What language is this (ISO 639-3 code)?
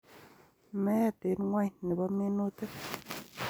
kln